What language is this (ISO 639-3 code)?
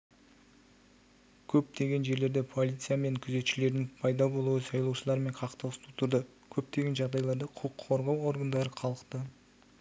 kaz